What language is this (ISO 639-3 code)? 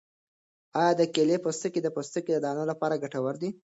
pus